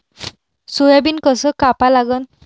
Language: Marathi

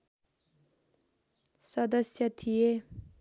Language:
Nepali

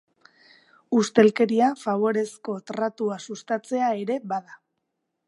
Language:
Basque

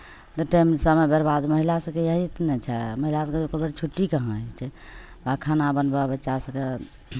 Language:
Maithili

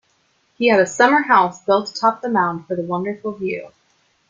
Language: English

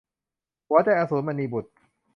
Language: Thai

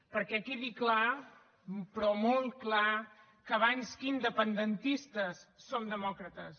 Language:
Catalan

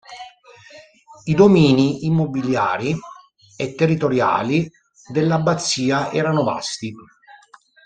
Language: Italian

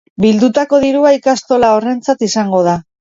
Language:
Basque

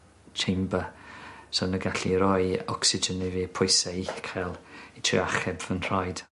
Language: Welsh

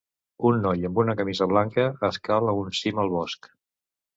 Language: Catalan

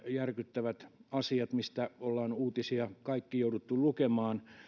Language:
Finnish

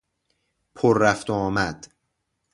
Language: Persian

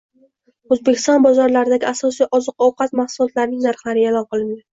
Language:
Uzbek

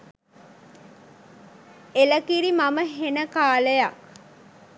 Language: Sinhala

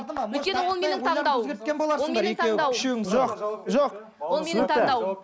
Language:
Kazakh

